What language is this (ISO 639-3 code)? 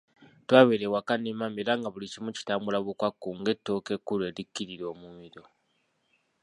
lug